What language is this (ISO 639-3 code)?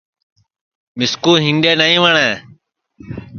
ssi